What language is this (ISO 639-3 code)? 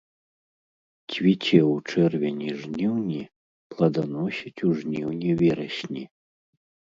bel